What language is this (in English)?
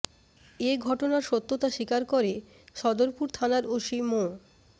Bangla